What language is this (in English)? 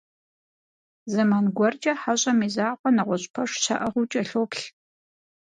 Kabardian